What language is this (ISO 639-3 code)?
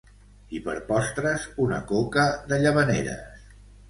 cat